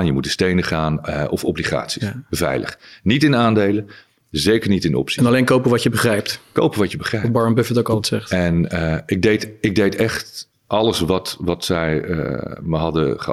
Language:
Dutch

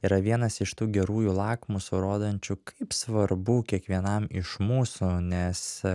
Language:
Lithuanian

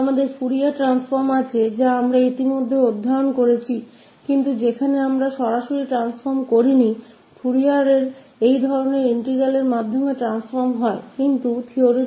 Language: Hindi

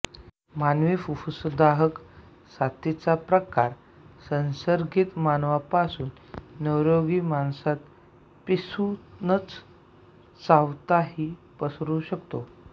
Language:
Marathi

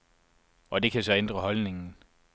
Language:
Danish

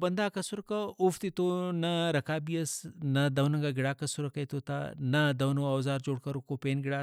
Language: Brahui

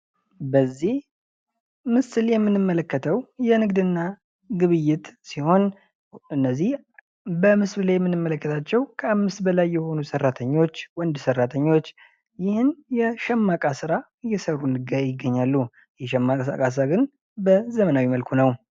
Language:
Amharic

